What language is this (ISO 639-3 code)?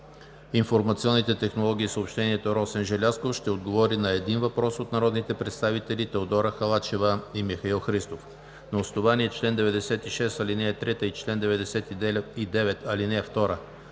bul